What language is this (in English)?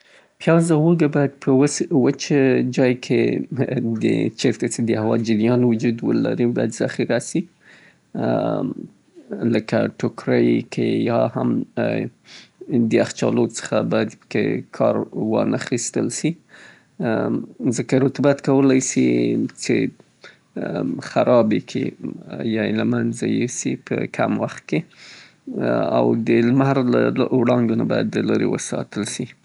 Southern Pashto